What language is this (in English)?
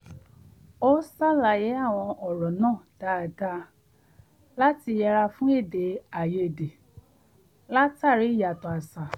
Yoruba